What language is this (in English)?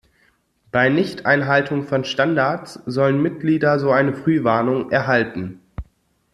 German